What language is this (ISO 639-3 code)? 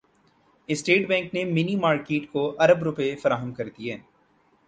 urd